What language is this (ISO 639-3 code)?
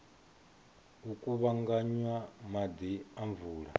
ven